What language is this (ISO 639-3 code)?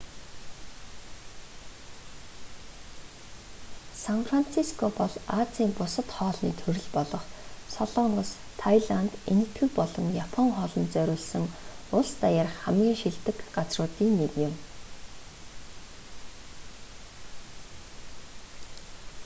mon